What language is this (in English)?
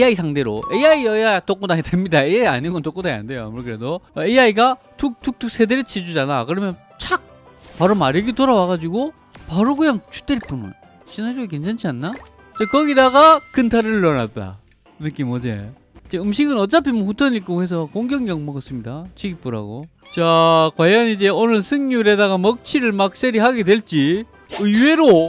Korean